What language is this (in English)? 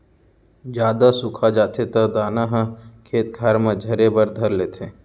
Chhattisgarhi